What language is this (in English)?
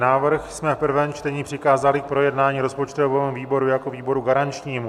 Czech